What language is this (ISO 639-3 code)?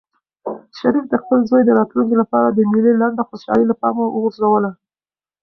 pus